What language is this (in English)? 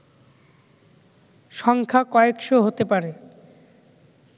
Bangla